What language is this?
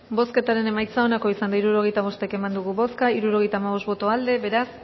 Basque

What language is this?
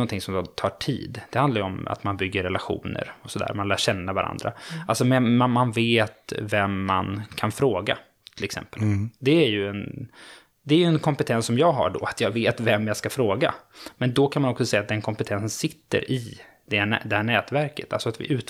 Swedish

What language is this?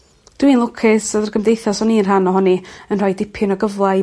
Welsh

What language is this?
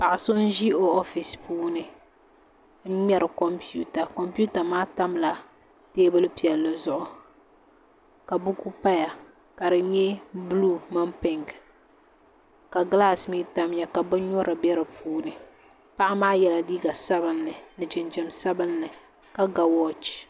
Dagbani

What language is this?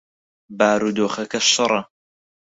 Central Kurdish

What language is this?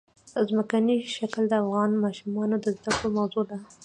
Pashto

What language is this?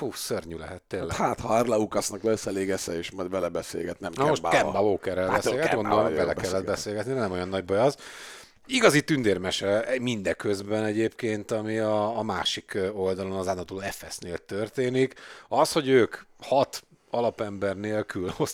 Hungarian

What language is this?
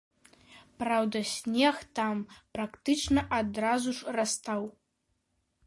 Belarusian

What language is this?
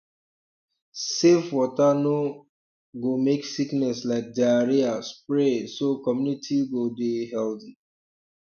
Nigerian Pidgin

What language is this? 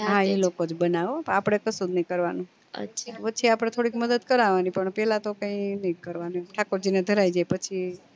Gujarati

